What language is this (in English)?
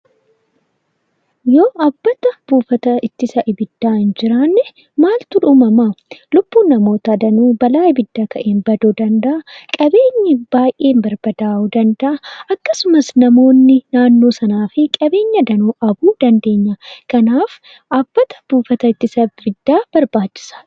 Oromo